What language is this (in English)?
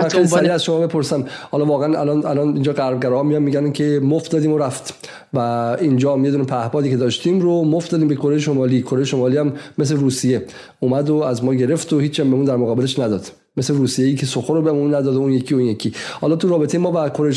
Persian